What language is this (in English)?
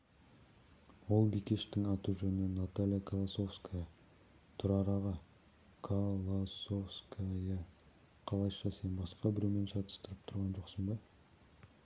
Kazakh